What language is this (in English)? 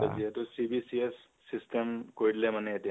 Assamese